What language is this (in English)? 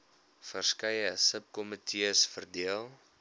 Afrikaans